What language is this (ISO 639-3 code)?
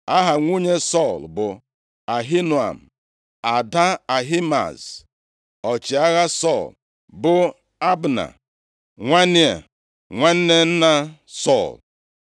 ibo